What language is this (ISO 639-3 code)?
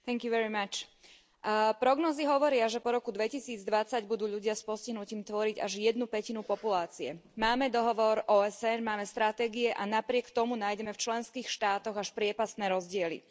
slk